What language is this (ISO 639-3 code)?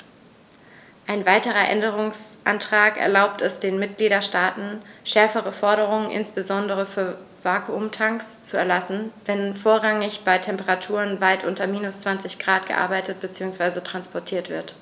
deu